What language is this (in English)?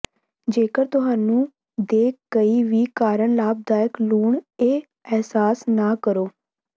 Punjabi